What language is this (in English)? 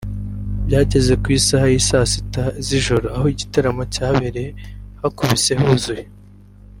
Kinyarwanda